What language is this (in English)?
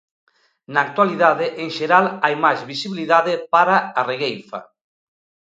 Galician